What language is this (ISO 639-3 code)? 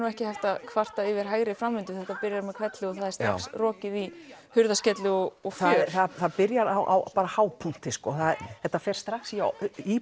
isl